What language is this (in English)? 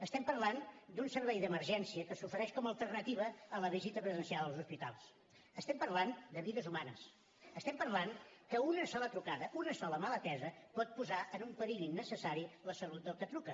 Catalan